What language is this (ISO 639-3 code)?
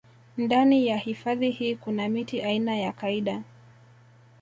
swa